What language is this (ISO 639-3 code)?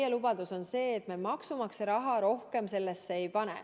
est